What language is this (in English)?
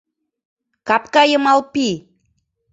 Mari